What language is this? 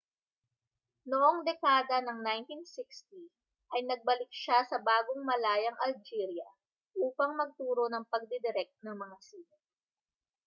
Filipino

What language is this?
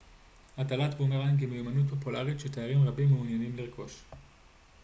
Hebrew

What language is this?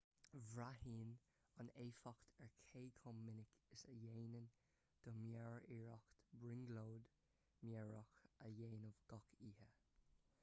Irish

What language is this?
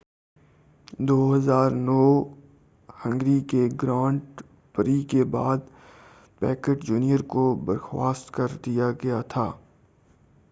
Urdu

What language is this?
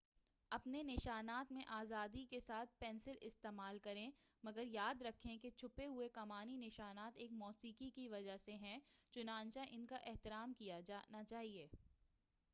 Urdu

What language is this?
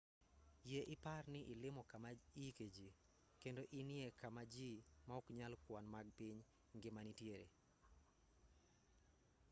Luo (Kenya and Tanzania)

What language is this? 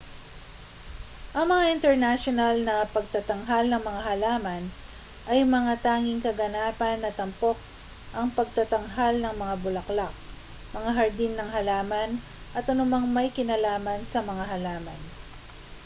Filipino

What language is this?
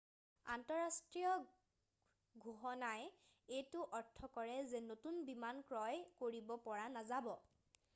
Assamese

